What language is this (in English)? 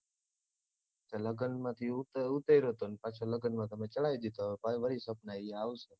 Gujarati